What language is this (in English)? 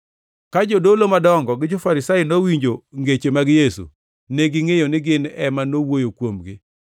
Luo (Kenya and Tanzania)